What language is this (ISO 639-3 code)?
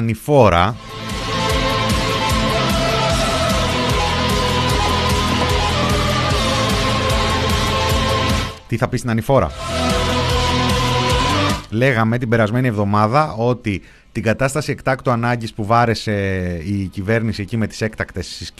ell